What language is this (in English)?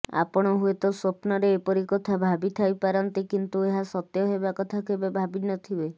Odia